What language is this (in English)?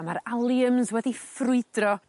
Welsh